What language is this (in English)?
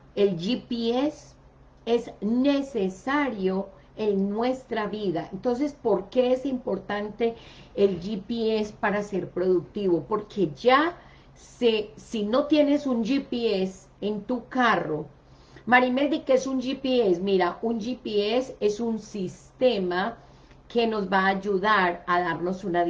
Spanish